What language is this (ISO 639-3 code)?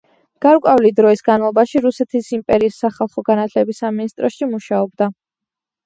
kat